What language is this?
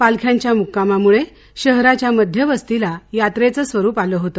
Marathi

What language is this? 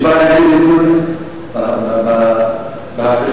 Hebrew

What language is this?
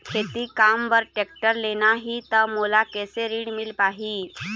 Chhattisgarhi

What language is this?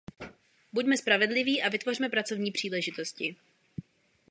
Czech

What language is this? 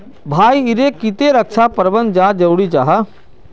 Magahi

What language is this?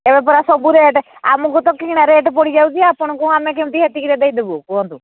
Odia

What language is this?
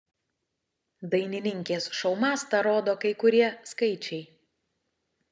Lithuanian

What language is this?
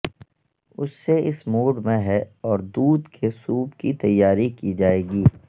Urdu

